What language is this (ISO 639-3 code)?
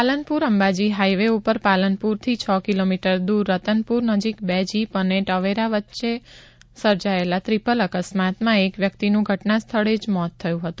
guj